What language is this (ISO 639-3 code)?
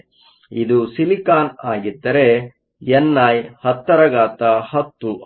kan